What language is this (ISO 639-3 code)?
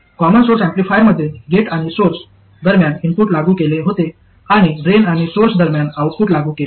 mar